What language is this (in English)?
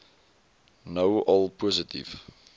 Afrikaans